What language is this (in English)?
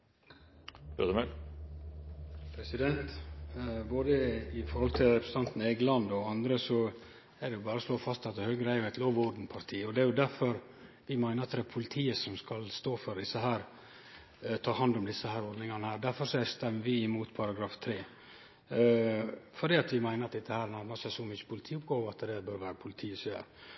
Norwegian